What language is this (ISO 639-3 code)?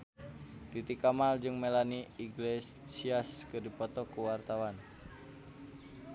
sun